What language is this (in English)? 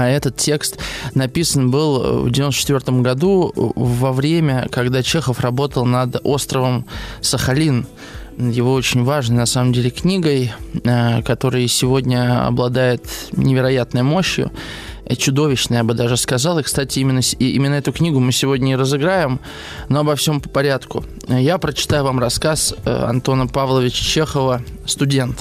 Russian